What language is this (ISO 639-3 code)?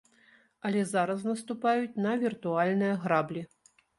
bel